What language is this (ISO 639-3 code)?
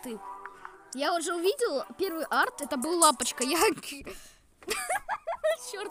rus